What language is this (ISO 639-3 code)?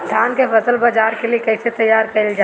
bho